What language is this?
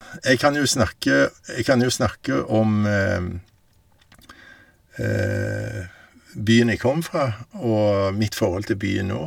Norwegian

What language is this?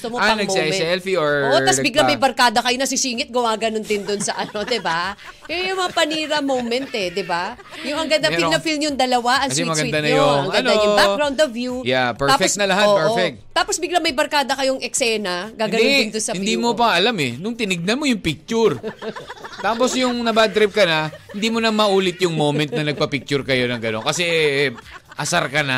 Filipino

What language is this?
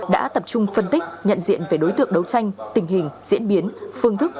Vietnamese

